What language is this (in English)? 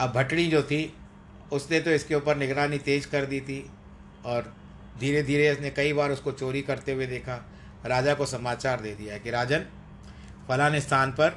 Hindi